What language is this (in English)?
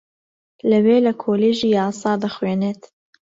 Central Kurdish